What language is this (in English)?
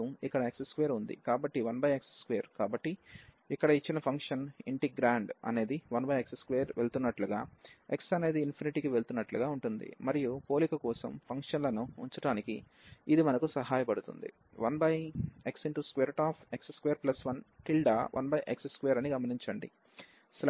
Telugu